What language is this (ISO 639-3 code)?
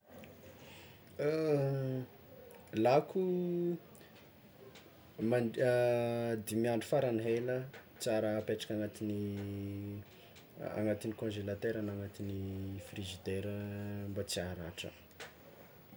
xmw